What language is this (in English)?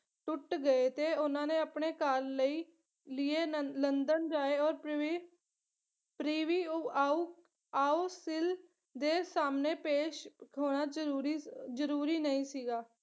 Punjabi